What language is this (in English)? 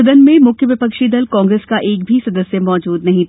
Hindi